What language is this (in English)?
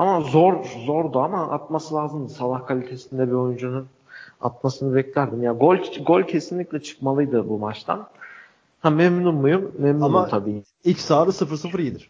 Turkish